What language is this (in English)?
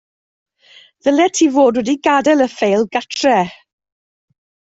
Welsh